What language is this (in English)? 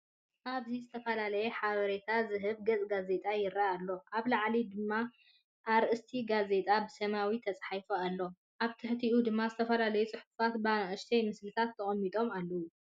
Tigrinya